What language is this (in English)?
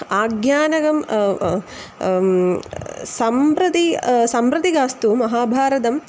Sanskrit